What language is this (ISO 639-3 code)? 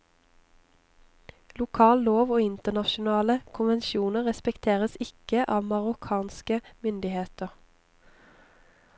nor